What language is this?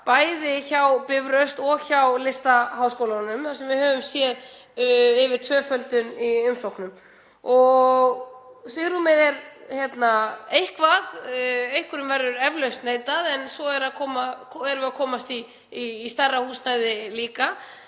Icelandic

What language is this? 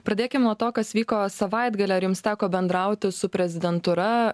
Lithuanian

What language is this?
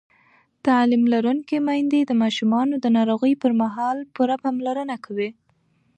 Pashto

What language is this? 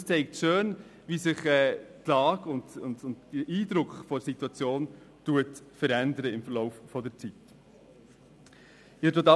Swiss German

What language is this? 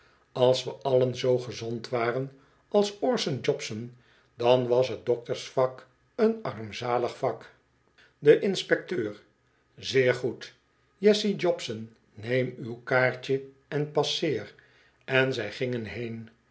Dutch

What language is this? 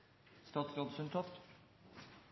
Norwegian Bokmål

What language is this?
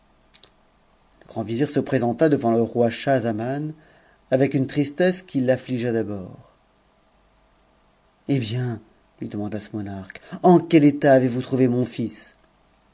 French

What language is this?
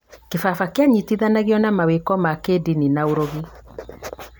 Kikuyu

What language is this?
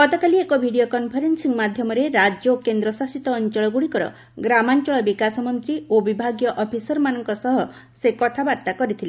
Odia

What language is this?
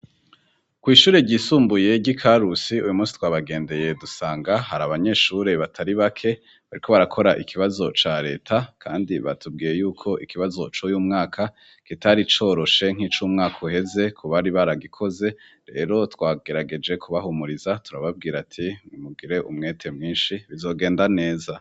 Rundi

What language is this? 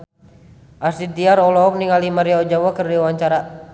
Sundanese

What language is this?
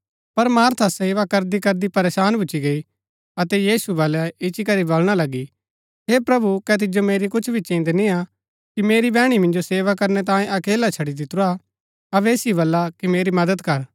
Gaddi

